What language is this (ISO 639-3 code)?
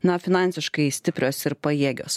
lit